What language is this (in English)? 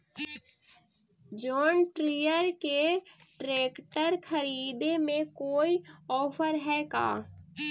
Magahi